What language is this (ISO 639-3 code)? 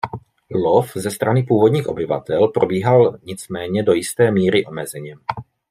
ces